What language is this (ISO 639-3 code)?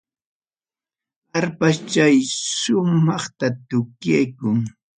quy